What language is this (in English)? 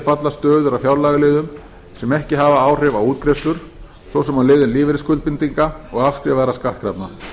Icelandic